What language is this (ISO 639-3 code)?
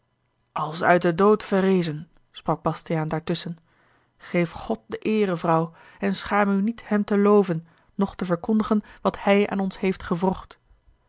nld